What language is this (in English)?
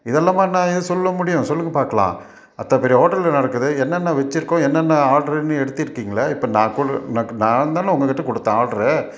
Tamil